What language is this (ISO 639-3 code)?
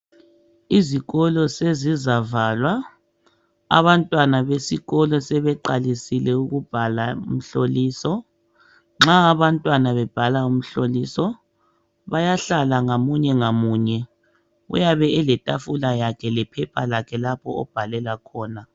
nde